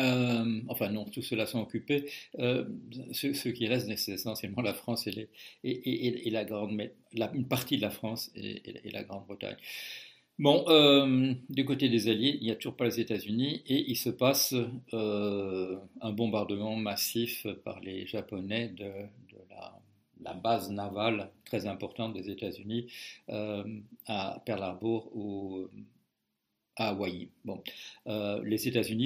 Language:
French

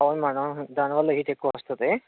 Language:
Telugu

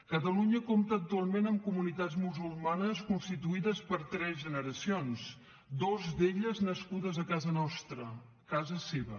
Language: Catalan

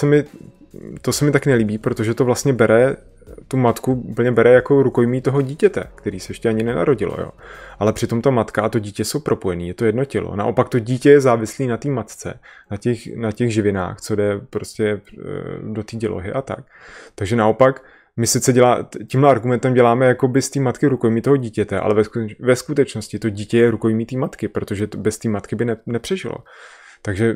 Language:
Czech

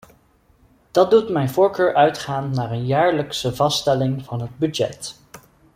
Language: Dutch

